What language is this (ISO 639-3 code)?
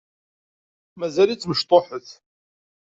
kab